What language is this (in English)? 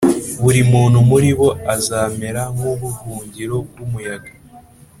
Kinyarwanda